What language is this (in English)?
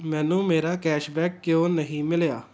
Punjabi